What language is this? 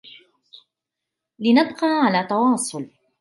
Arabic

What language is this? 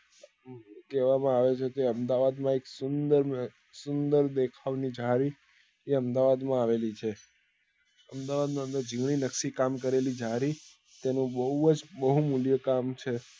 Gujarati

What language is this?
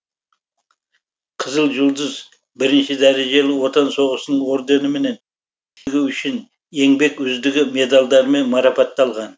Kazakh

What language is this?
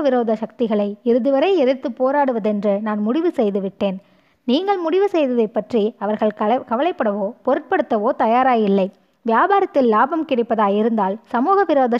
Tamil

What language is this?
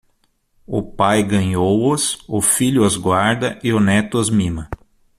Portuguese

